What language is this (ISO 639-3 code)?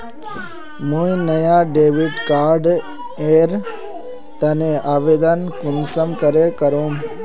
mag